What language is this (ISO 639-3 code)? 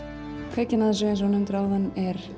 isl